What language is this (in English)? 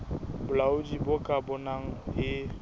Southern Sotho